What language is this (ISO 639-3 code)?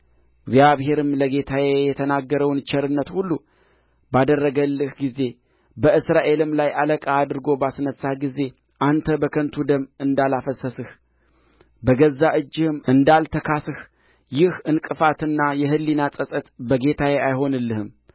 amh